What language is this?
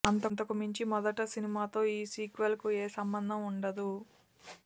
Telugu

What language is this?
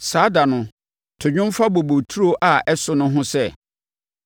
Akan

